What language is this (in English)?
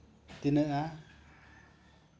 Santali